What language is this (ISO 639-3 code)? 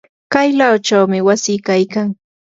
qur